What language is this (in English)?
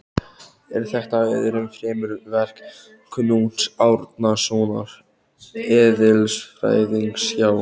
Icelandic